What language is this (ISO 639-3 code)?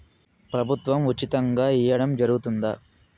tel